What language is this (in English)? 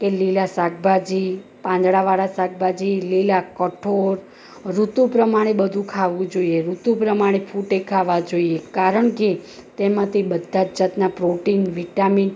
Gujarati